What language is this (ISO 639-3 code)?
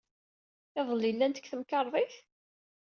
kab